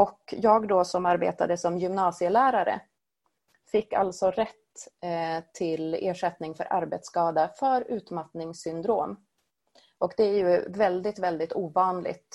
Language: Swedish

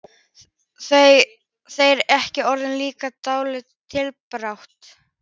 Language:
Icelandic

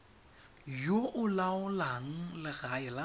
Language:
Tswana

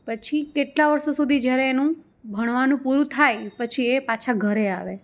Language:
Gujarati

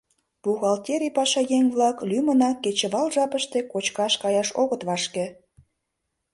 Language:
Mari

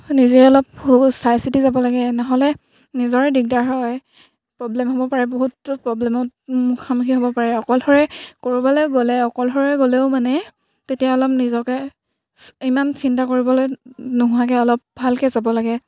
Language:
Assamese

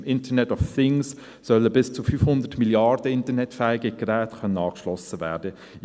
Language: Swiss German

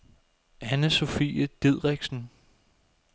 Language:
Danish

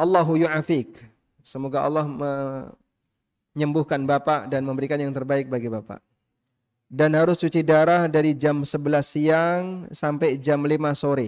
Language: Indonesian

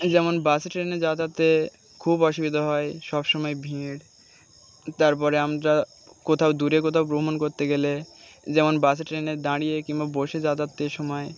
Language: Bangla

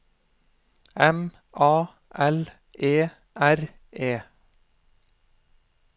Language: Norwegian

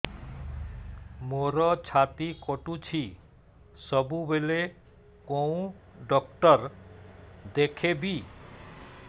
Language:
Odia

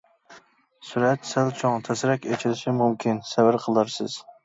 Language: Uyghur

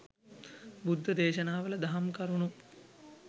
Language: Sinhala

